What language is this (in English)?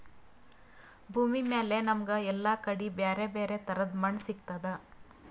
Kannada